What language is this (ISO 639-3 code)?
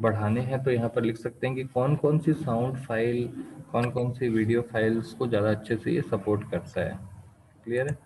hin